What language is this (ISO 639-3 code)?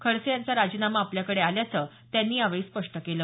mar